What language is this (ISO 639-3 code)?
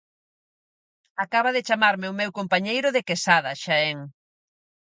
glg